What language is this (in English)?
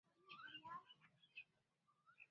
Pashto